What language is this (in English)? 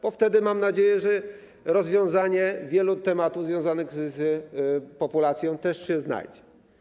Polish